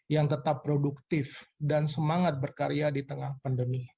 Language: Indonesian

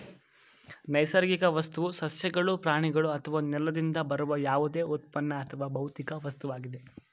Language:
Kannada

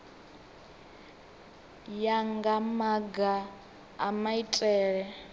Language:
Venda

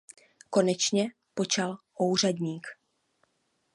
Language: Czech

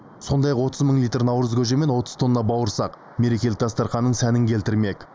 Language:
Kazakh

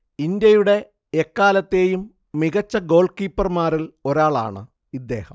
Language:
Malayalam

